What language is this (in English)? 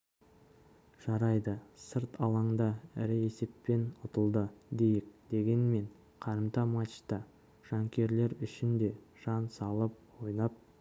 Kazakh